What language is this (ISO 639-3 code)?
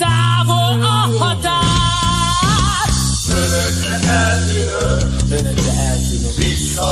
hun